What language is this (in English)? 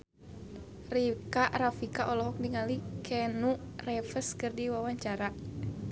Sundanese